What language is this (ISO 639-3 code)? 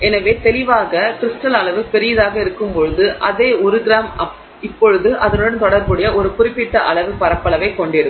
tam